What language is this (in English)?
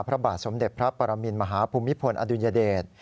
Thai